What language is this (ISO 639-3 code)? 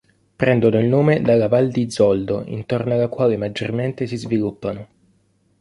ita